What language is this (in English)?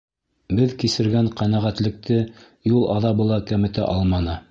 Bashkir